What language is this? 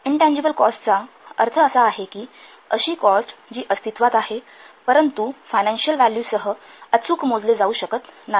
Marathi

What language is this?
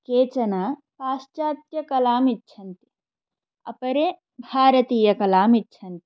Sanskrit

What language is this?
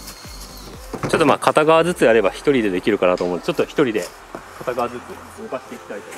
Japanese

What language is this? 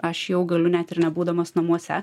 Lithuanian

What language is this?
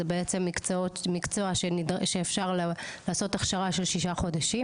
Hebrew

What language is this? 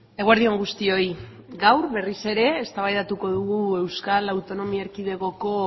Basque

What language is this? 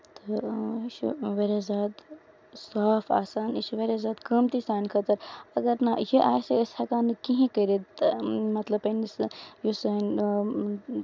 Kashmiri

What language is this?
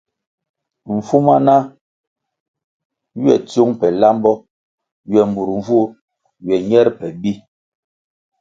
Kwasio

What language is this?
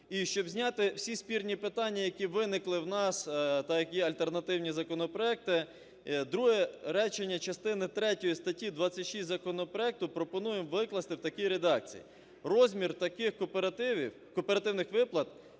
Ukrainian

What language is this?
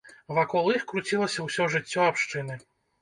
Belarusian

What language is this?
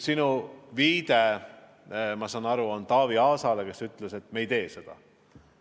Estonian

